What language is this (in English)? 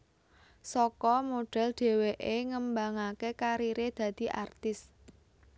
Javanese